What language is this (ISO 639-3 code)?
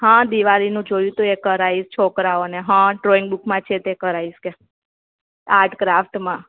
guj